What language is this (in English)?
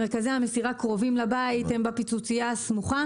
Hebrew